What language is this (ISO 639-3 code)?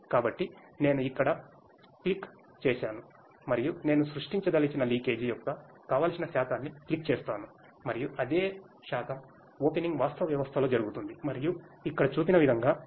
tel